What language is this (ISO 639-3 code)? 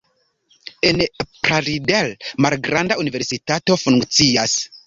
epo